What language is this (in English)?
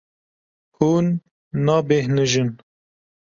Kurdish